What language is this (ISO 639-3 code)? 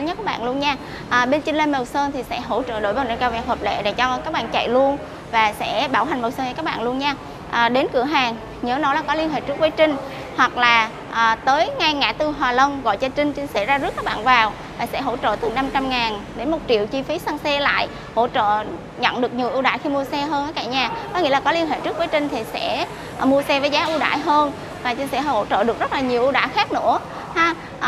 vie